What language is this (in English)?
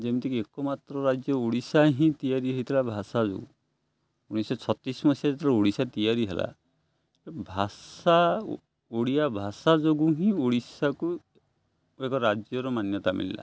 Odia